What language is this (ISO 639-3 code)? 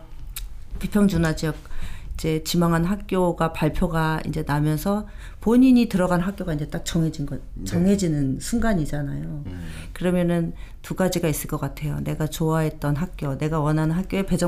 kor